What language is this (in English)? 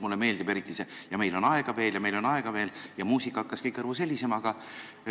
Estonian